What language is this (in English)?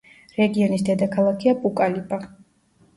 Georgian